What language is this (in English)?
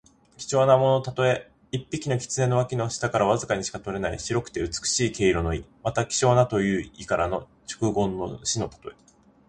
Japanese